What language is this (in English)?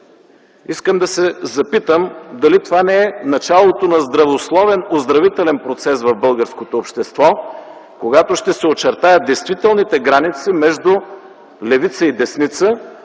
Bulgarian